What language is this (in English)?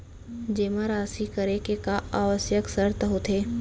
Chhattisgarhi